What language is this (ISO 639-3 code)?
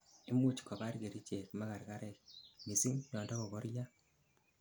kln